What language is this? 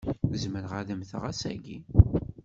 Kabyle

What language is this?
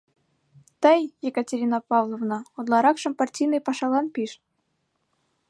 Mari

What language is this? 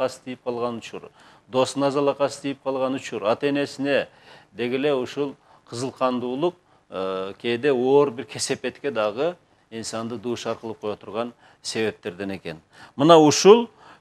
Turkish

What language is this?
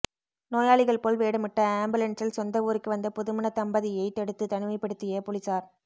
Tamil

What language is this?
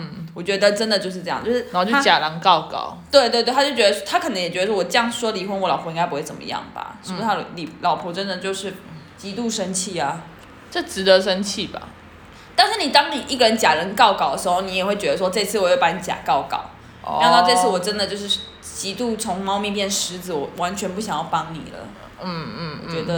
Chinese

